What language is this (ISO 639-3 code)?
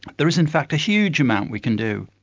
eng